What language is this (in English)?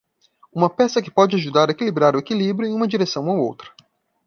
Portuguese